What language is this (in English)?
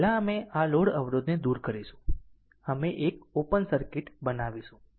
Gujarati